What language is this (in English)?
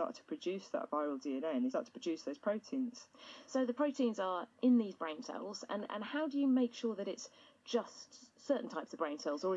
Romanian